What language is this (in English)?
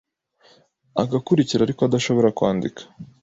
Kinyarwanda